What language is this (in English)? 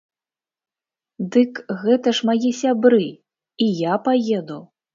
Belarusian